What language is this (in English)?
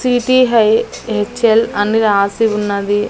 Telugu